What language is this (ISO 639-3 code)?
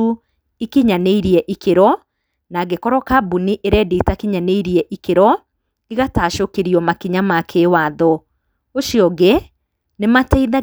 kik